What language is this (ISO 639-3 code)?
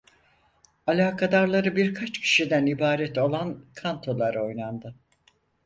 tur